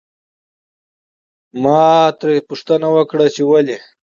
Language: Pashto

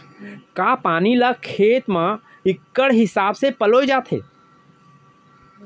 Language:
Chhattisgarhi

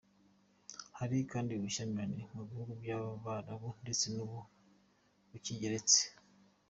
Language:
Kinyarwanda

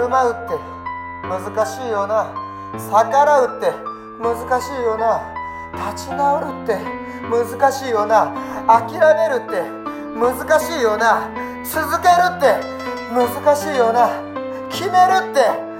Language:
Japanese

